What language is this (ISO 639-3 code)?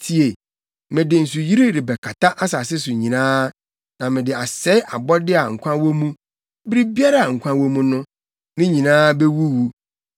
aka